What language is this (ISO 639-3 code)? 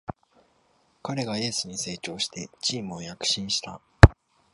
jpn